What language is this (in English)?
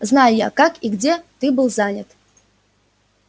Russian